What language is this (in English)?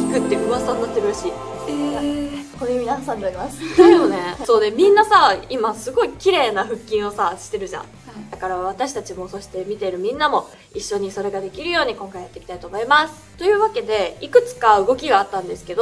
Japanese